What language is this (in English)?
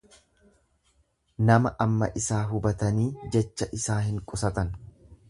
Oromo